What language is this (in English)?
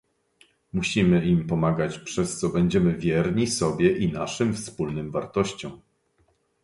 Polish